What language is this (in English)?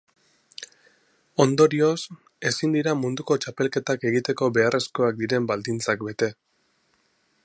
Basque